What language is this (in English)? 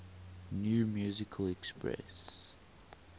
English